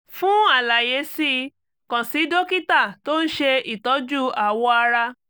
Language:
Yoruba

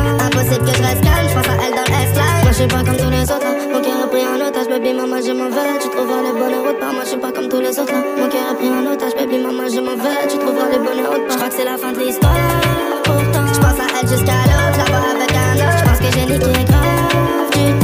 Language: Indonesian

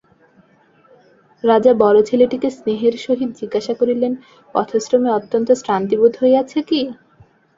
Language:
Bangla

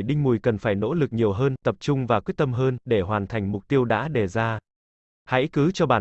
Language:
Vietnamese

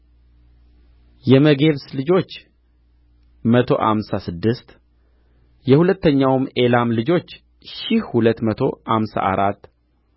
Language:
Amharic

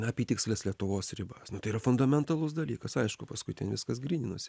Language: Lithuanian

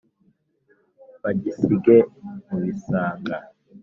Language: Kinyarwanda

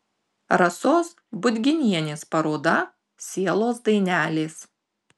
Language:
Lithuanian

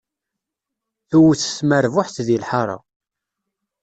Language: Kabyle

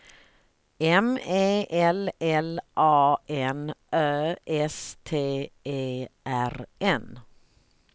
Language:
Swedish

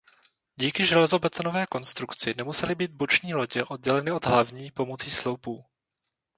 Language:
Czech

